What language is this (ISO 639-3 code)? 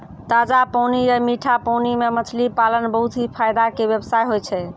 mai